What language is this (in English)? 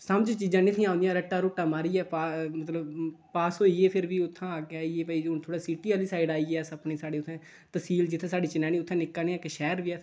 Dogri